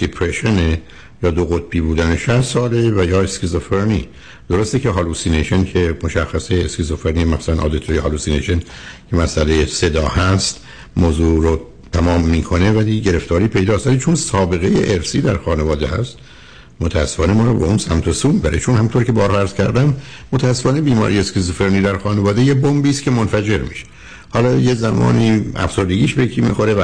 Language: Persian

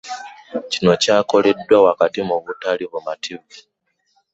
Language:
Ganda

